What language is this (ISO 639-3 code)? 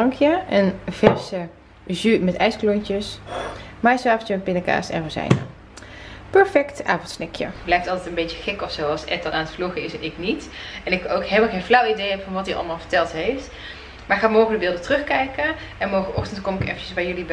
nld